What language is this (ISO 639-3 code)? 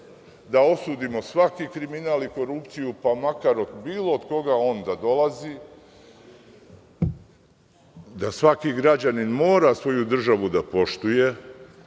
srp